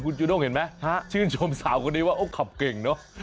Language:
Thai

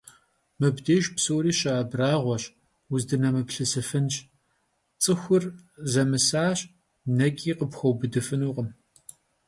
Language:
Kabardian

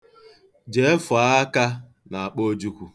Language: Igbo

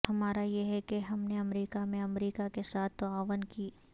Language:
Urdu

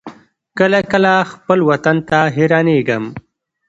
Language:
Pashto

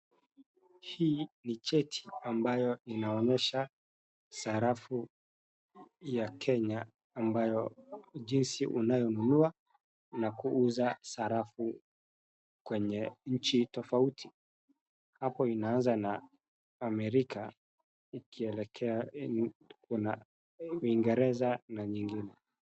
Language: Swahili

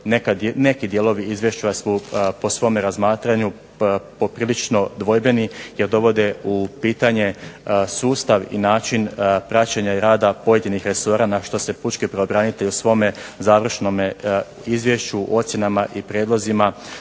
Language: Croatian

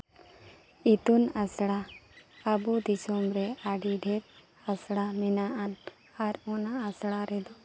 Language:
Santali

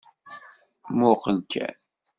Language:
Kabyle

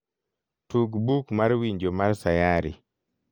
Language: Luo (Kenya and Tanzania)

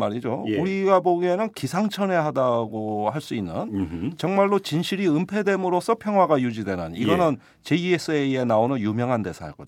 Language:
Korean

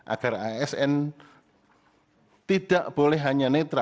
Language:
Indonesian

